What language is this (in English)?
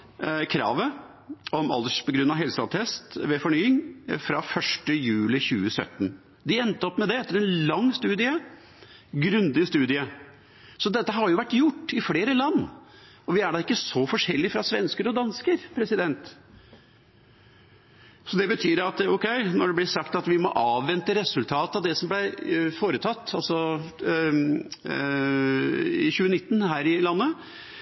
Norwegian Bokmål